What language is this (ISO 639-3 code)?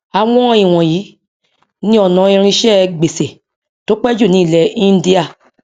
yor